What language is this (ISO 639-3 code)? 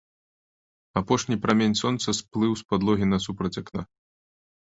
bel